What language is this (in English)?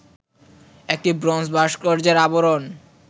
Bangla